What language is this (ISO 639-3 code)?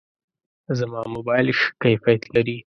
pus